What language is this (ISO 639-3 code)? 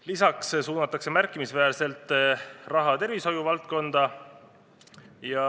est